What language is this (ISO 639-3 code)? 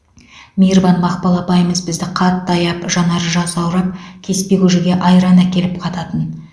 kaz